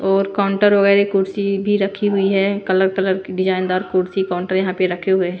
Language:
Hindi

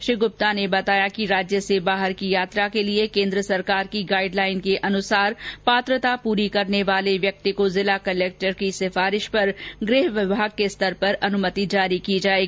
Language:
Hindi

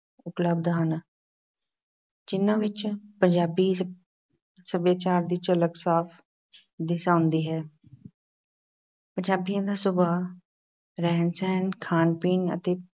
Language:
Punjabi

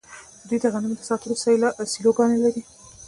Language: Pashto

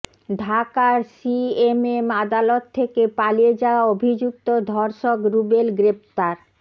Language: Bangla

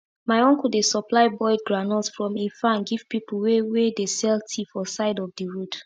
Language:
Nigerian Pidgin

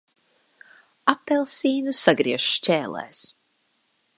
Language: Latvian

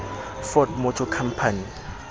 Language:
Southern Sotho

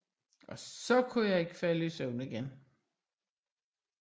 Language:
Danish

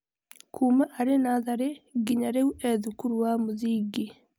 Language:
Kikuyu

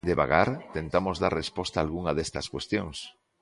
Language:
Galician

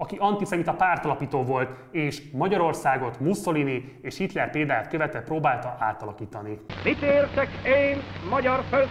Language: Hungarian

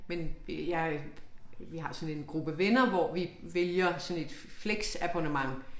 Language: Danish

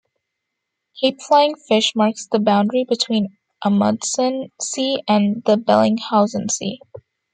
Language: English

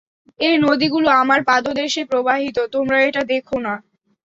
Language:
Bangla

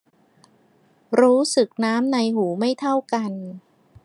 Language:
Thai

